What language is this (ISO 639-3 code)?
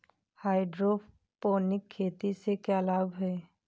hin